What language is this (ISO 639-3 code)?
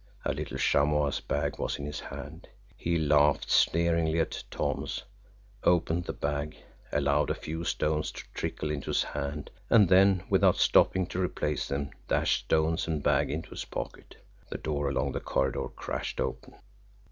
eng